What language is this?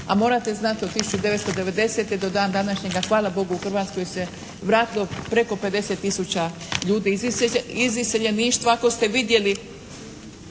Croatian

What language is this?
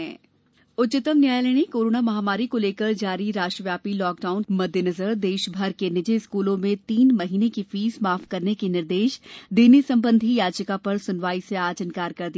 Hindi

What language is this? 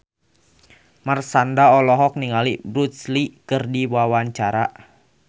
Sundanese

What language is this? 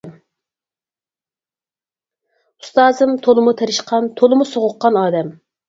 Uyghur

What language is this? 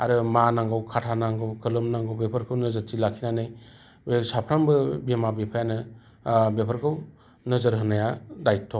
Bodo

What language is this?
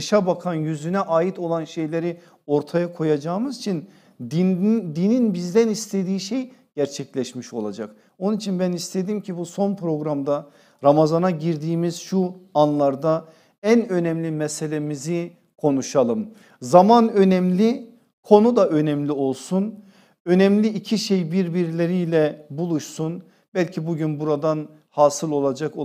Turkish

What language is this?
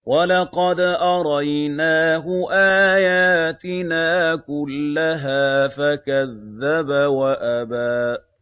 Arabic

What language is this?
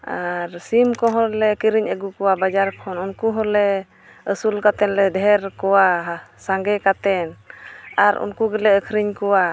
Santali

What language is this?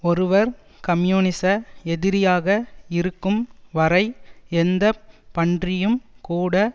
Tamil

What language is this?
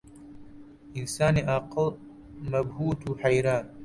Central Kurdish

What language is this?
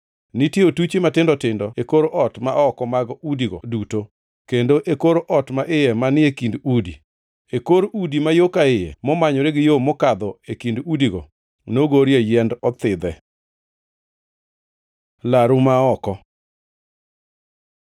Luo (Kenya and Tanzania)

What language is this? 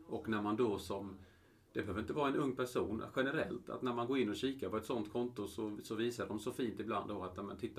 Swedish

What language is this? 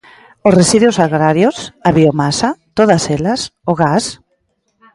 Galician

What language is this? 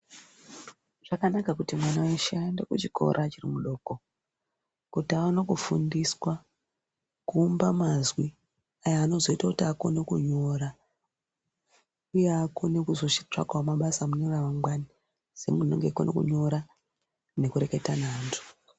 Ndau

